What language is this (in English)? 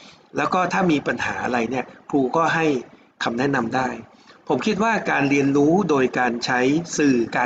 Thai